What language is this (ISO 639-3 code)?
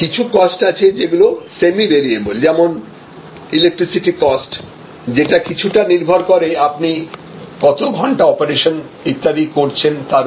ben